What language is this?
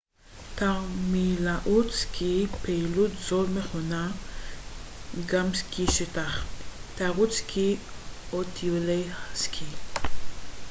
Hebrew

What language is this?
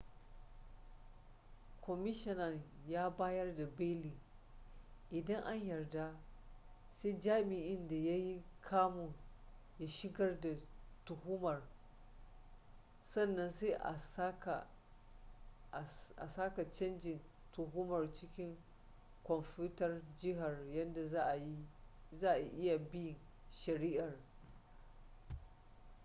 Hausa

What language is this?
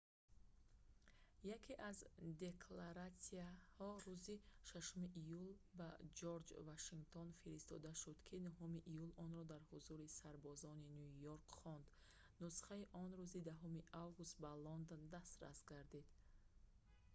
Tajik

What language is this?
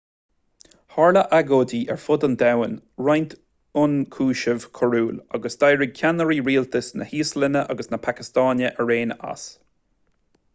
Irish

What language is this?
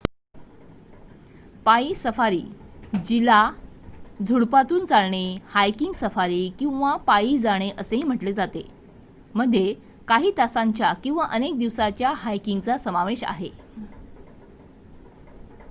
Marathi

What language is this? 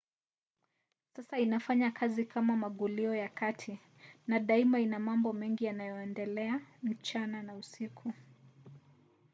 Swahili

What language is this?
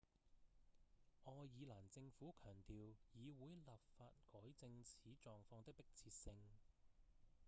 Cantonese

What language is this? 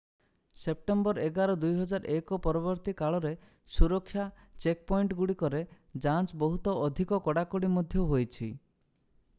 Odia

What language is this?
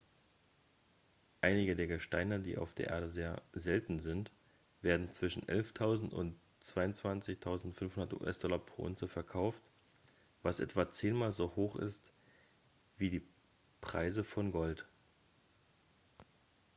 German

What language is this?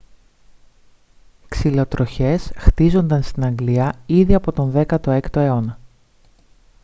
Greek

